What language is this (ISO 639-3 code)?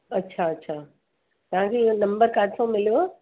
snd